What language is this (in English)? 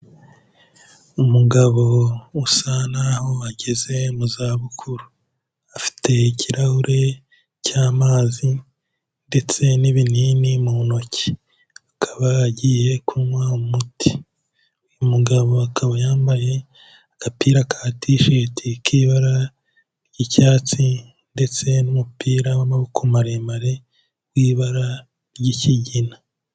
Kinyarwanda